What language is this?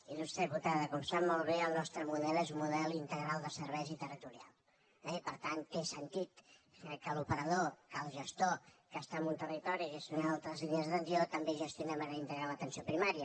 Catalan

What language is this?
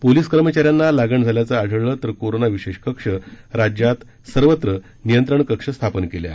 Marathi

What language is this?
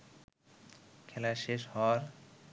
Bangla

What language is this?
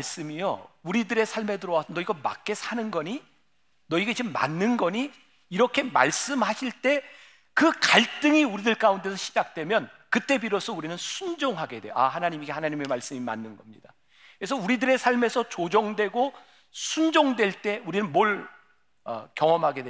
Korean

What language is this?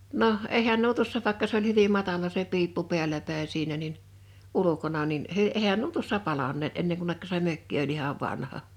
Finnish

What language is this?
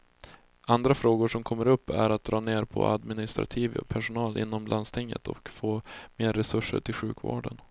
Swedish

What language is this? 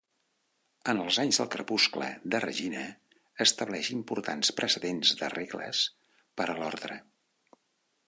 Catalan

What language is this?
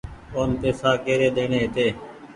Goaria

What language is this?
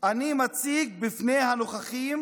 Hebrew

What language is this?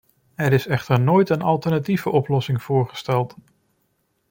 Dutch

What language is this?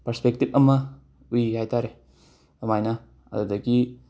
Manipuri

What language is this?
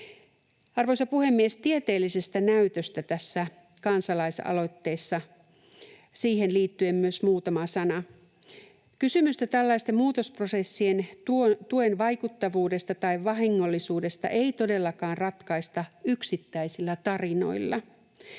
Finnish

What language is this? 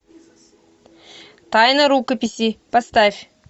Russian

